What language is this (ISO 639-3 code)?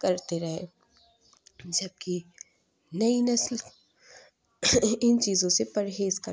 urd